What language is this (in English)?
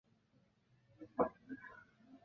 Chinese